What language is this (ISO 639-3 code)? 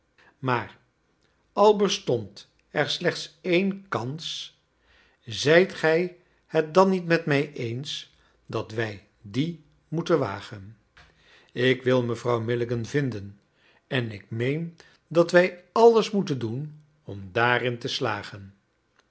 nld